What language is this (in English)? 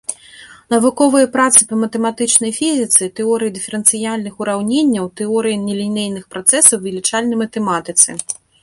Belarusian